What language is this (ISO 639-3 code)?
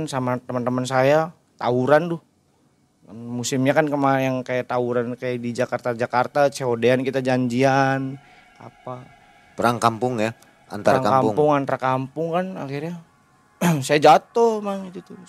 ind